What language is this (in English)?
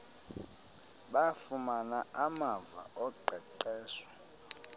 Xhosa